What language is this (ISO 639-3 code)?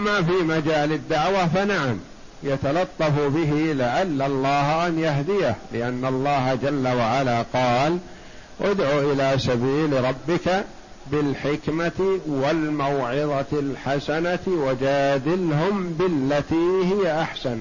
ara